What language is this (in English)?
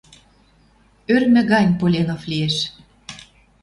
Western Mari